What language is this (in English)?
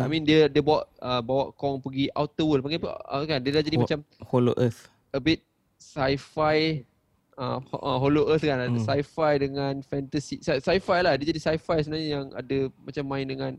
Malay